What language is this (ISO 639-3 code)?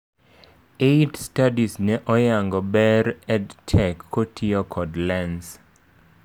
luo